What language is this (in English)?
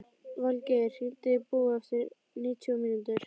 Icelandic